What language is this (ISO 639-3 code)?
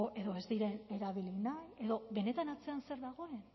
eus